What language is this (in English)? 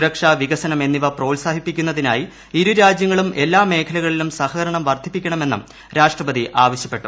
Malayalam